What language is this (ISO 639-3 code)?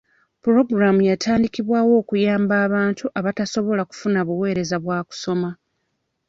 lug